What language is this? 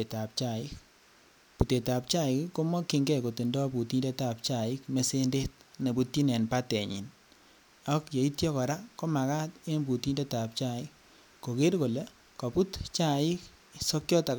Kalenjin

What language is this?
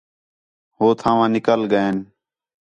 Khetrani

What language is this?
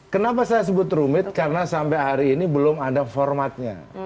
Indonesian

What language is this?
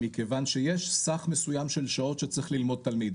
Hebrew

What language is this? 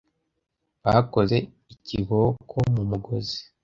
Kinyarwanda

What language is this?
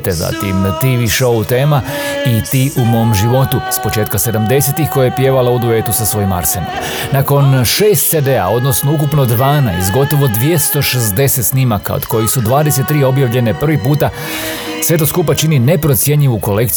Croatian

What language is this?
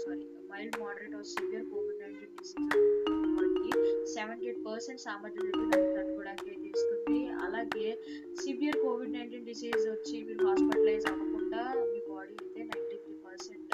Telugu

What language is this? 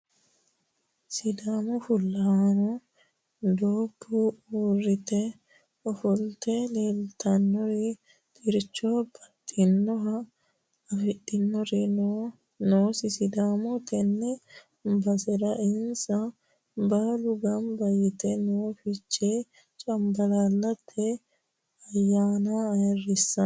Sidamo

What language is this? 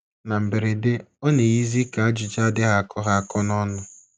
Igbo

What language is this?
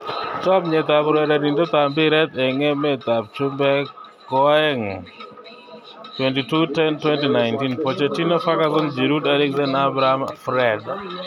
Kalenjin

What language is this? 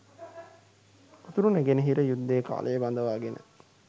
Sinhala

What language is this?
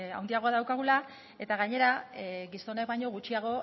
Basque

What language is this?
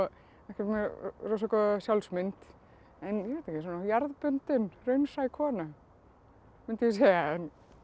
Icelandic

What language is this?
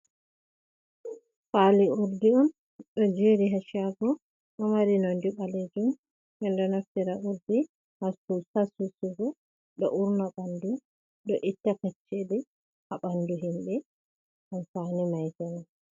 Fula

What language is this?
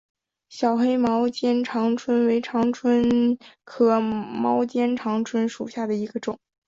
Chinese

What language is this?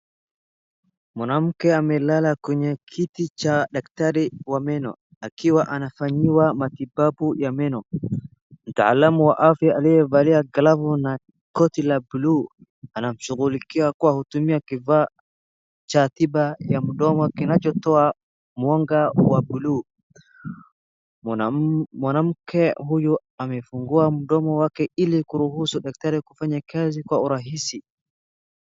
Swahili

